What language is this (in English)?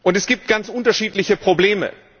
German